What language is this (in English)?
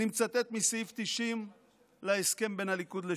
Hebrew